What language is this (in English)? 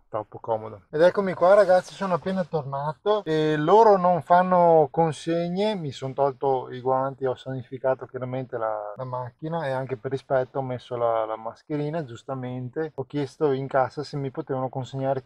Italian